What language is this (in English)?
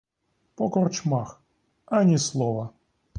Ukrainian